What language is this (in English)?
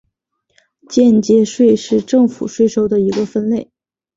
Chinese